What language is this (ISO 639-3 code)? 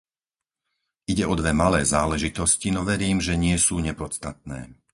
slk